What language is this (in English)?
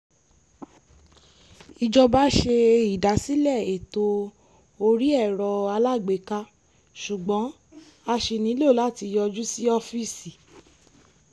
Yoruba